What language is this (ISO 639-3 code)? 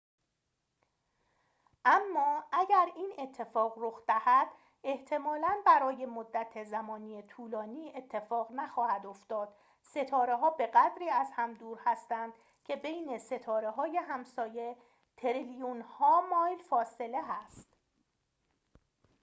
fas